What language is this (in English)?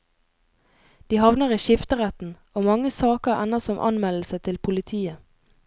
Norwegian